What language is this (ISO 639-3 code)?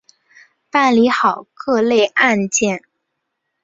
zho